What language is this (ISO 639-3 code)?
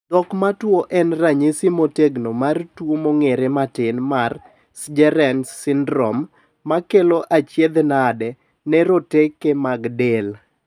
luo